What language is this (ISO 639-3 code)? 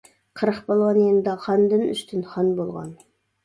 uig